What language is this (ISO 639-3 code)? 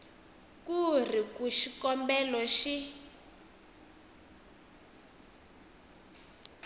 tso